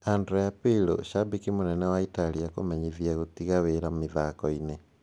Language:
Kikuyu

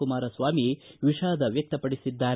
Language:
Kannada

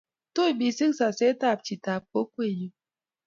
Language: Kalenjin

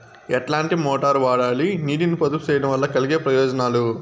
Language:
Telugu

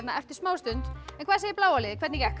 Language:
Icelandic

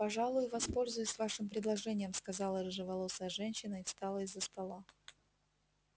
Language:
Russian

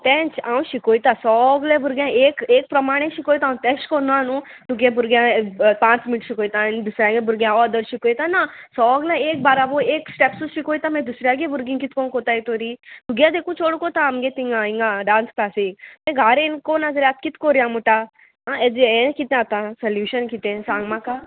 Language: Konkani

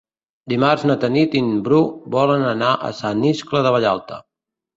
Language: Catalan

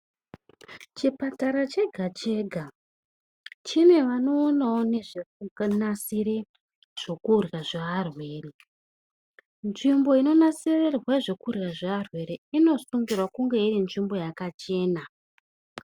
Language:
Ndau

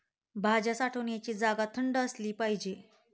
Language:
Marathi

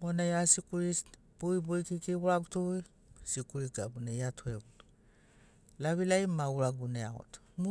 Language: Sinaugoro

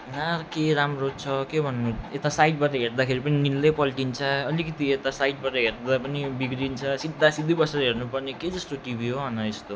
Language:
Nepali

